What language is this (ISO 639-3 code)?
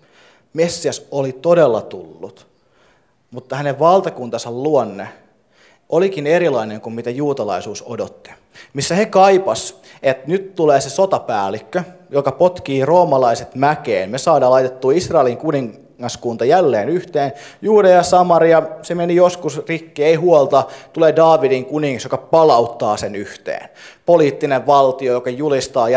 fin